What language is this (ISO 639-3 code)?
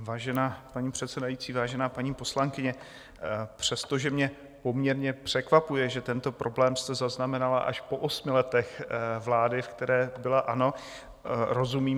ces